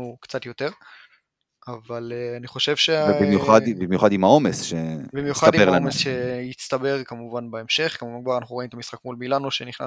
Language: Hebrew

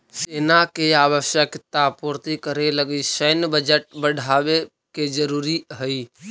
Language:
Magahi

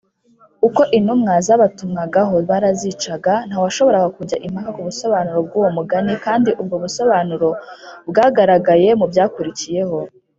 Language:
Kinyarwanda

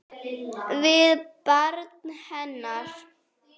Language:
Icelandic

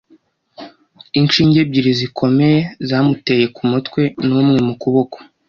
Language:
Kinyarwanda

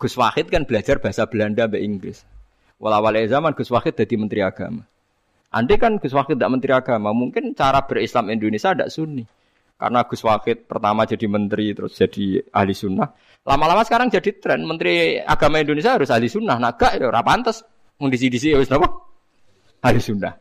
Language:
Indonesian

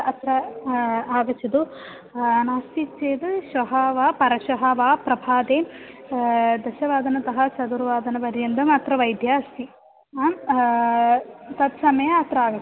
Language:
Sanskrit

